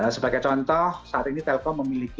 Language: Indonesian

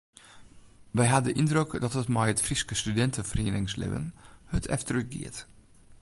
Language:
Western Frisian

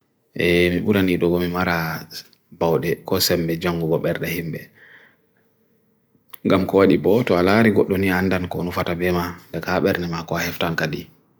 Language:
Bagirmi Fulfulde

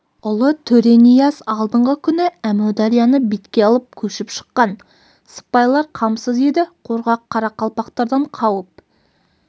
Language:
Kazakh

